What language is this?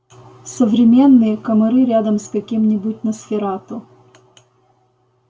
Russian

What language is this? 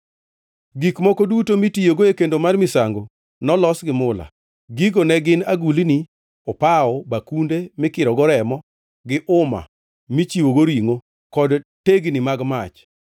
Luo (Kenya and Tanzania)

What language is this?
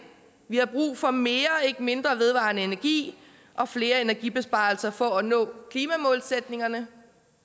Danish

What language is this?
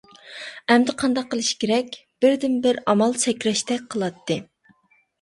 Uyghur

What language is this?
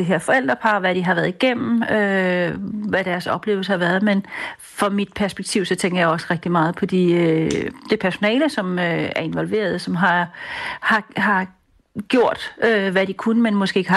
Danish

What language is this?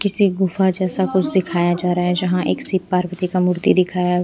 Hindi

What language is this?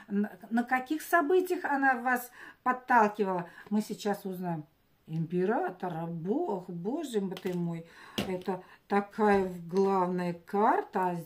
Russian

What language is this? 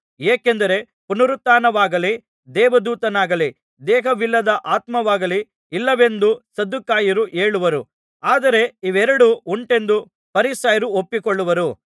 Kannada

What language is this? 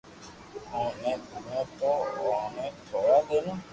Loarki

